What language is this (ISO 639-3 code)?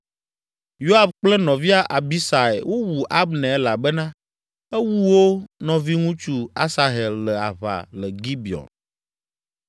ewe